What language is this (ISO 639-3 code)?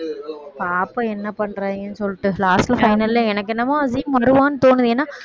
tam